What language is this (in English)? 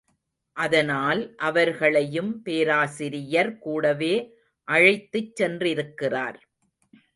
Tamil